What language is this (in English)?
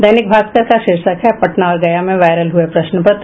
Hindi